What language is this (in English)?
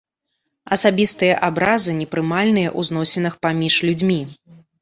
Belarusian